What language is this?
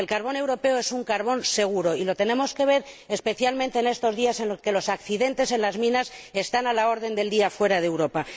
Spanish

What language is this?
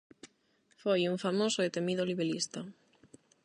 Galician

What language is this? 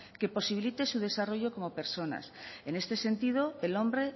Spanish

